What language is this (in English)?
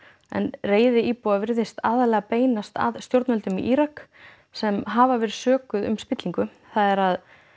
Icelandic